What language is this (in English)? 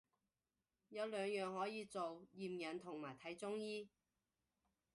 Cantonese